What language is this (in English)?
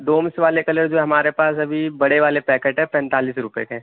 Urdu